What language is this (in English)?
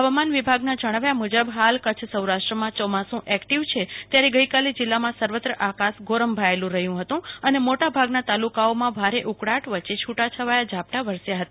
Gujarati